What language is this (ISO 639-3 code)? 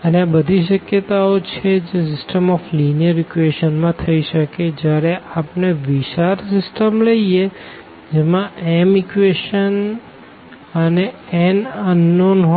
guj